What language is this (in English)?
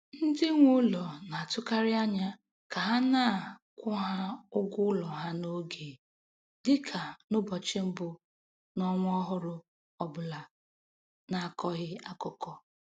Igbo